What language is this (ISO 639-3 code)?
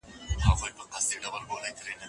pus